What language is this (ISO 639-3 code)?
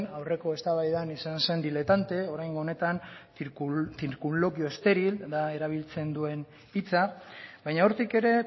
eus